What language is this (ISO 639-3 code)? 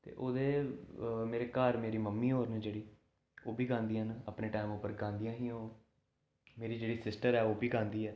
doi